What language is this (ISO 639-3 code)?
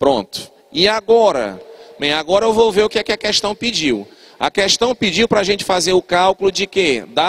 por